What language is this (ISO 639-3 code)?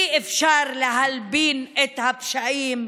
heb